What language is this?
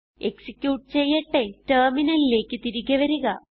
Malayalam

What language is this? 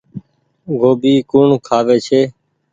Goaria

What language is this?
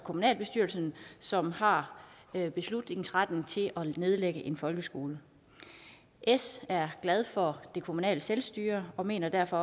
Danish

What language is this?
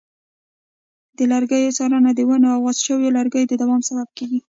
Pashto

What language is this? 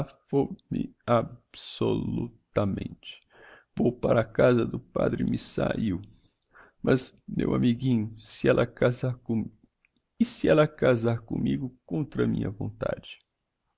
Portuguese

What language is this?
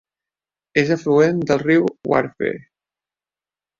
Catalan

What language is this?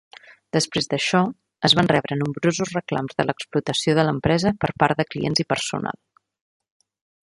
Catalan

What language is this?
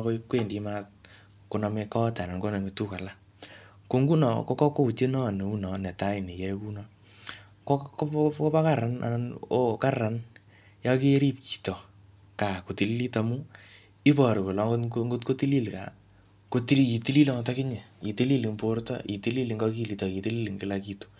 Kalenjin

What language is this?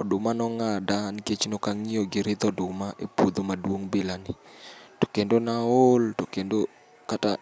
Luo (Kenya and Tanzania)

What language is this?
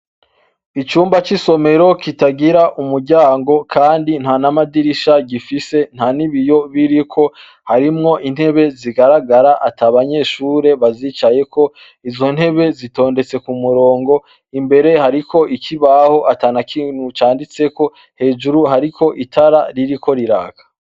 Rundi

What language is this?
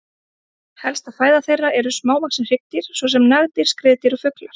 Icelandic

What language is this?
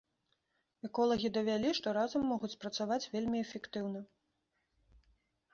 Belarusian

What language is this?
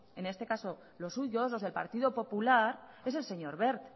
Spanish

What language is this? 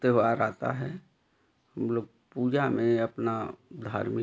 Hindi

